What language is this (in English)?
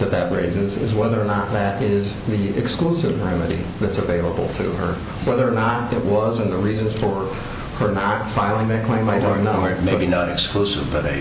English